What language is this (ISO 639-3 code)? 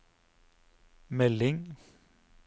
nor